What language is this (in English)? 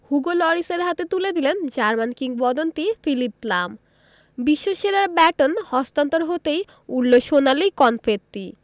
Bangla